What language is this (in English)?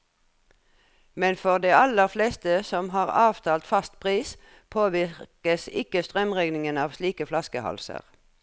Norwegian